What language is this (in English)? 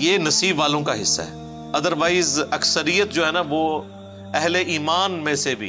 Urdu